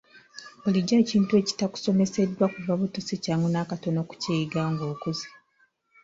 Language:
Ganda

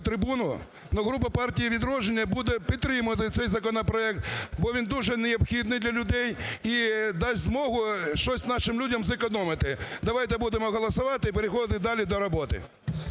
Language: Ukrainian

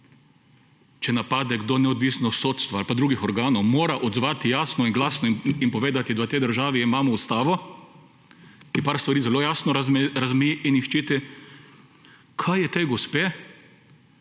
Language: Slovenian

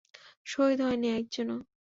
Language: Bangla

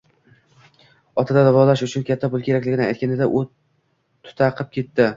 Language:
Uzbek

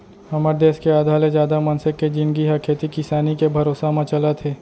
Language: Chhattisgarhi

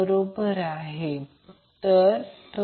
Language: Marathi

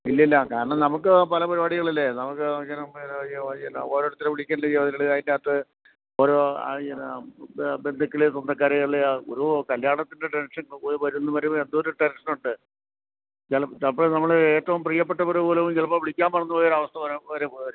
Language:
Malayalam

